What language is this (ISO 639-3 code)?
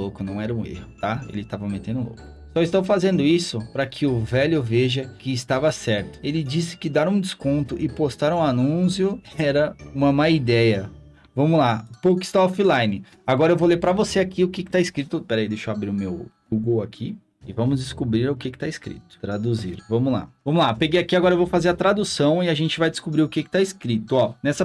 por